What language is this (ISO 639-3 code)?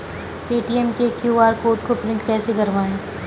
hin